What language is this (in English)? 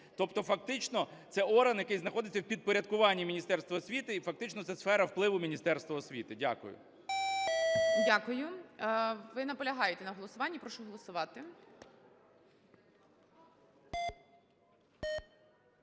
Ukrainian